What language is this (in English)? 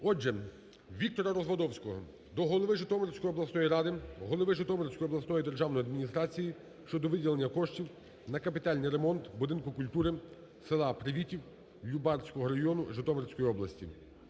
Ukrainian